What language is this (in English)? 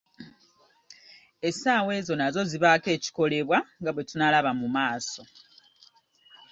Ganda